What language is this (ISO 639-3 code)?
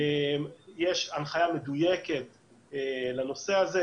heb